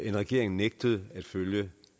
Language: Danish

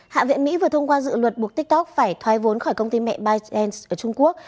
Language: Vietnamese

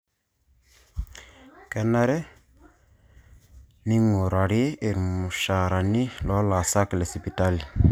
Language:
Masai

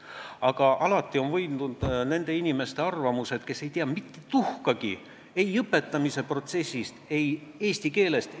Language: Estonian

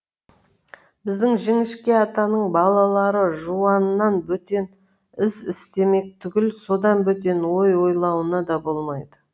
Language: Kazakh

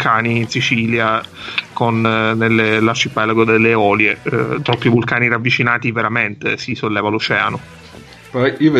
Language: Italian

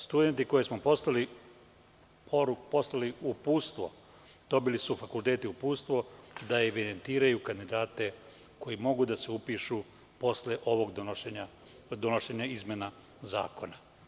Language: Serbian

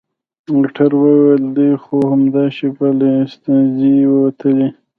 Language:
Pashto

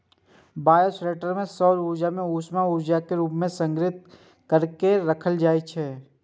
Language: Maithili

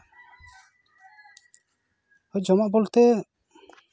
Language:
Santali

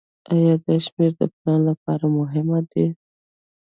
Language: Pashto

